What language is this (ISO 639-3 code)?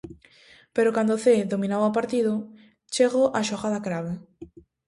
glg